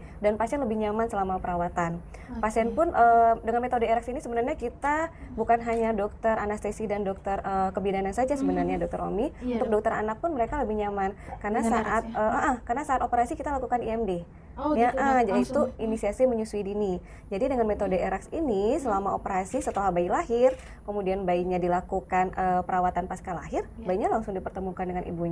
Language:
Indonesian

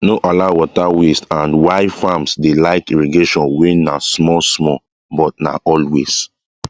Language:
Nigerian Pidgin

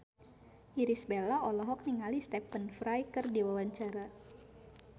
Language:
Sundanese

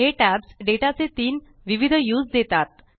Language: Marathi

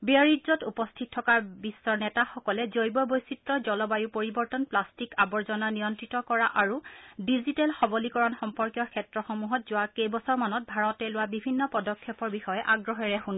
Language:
Assamese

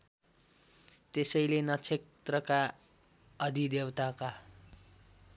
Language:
Nepali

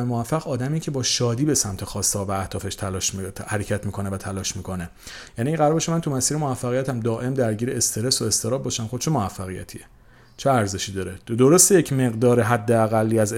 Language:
Persian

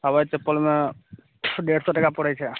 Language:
Maithili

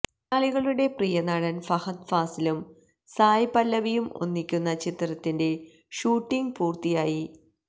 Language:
Malayalam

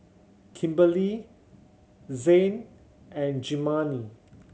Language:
English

